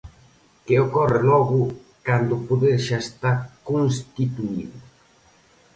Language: Galician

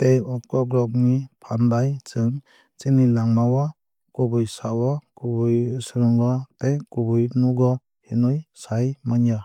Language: Kok Borok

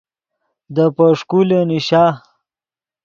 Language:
Yidgha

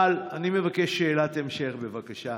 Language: Hebrew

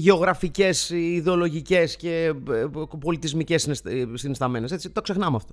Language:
Greek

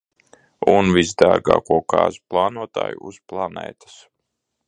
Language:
Latvian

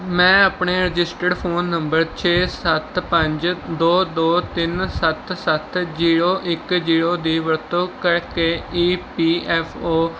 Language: Punjabi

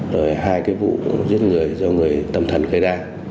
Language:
Vietnamese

